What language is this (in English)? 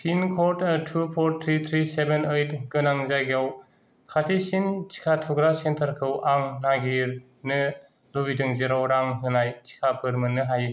Bodo